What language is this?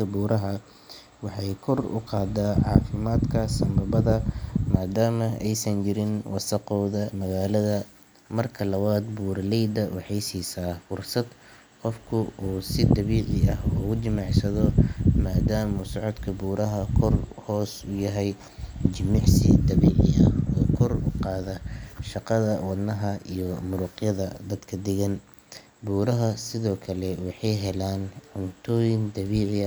Somali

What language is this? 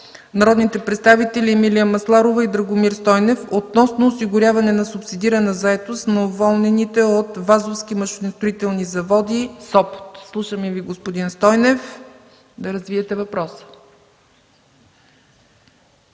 Bulgarian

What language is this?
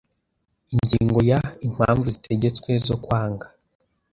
Kinyarwanda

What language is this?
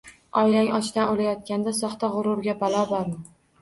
Uzbek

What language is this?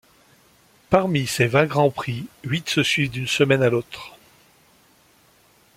French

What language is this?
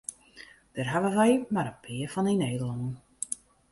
Western Frisian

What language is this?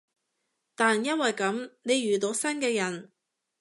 Cantonese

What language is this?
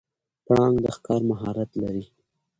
Pashto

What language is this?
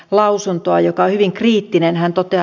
Finnish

